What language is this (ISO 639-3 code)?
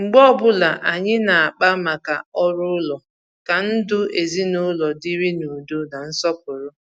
ibo